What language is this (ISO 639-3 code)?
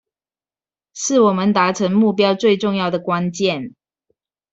zho